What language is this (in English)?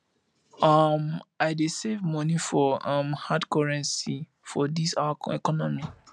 Nigerian Pidgin